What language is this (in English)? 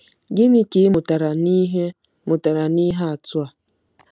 Igbo